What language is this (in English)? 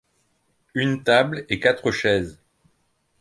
French